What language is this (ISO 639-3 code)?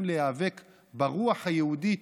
heb